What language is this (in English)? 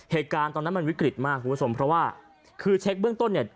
Thai